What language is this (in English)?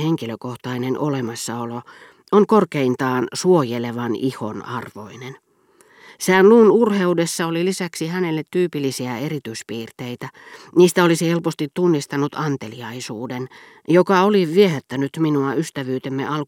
Finnish